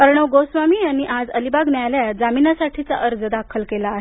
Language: Marathi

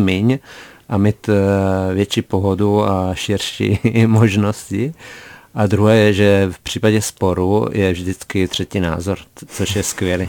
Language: Czech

